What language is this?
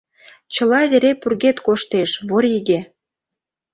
Mari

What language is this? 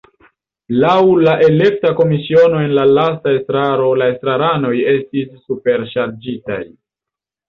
Esperanto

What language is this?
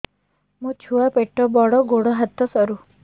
Odia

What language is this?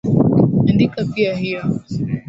Swahili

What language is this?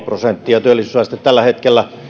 Finnish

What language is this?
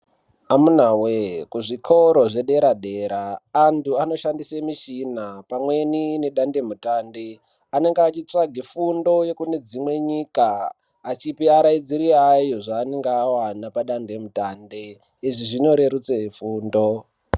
Ndau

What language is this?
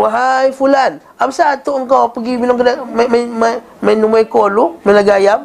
Malay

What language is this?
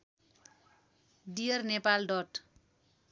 Nepali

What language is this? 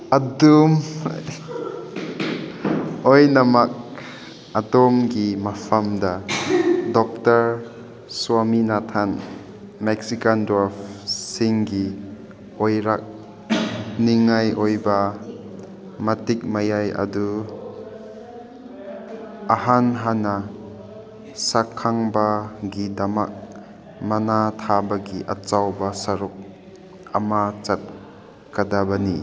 Manipuri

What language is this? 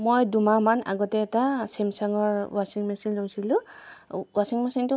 Assamese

